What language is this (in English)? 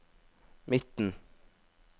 Norwegian